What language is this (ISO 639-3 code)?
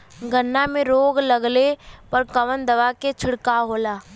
bho